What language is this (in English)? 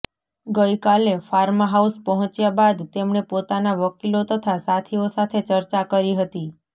Gujarati